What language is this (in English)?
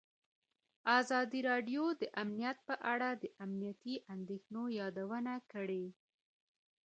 Pashto